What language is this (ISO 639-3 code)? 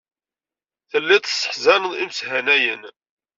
kab